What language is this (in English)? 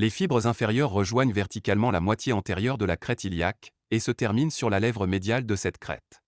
French